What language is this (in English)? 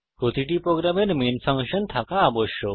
Bangla